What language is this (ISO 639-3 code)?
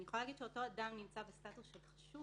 heb